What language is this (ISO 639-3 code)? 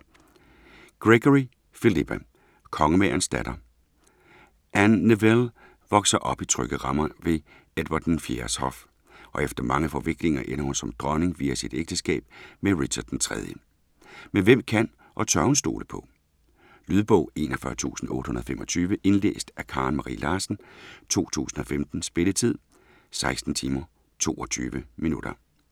dan